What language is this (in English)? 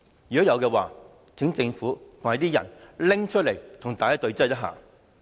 Cantonese